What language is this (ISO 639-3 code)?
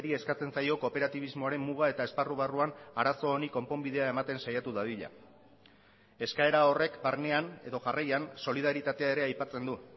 eus